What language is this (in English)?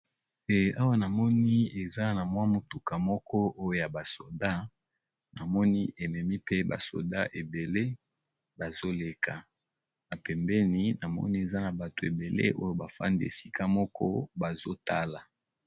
Lingala